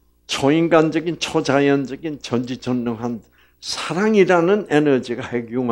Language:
Korean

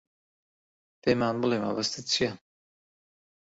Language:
Central Kurdish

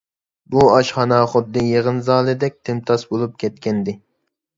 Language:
Uyghur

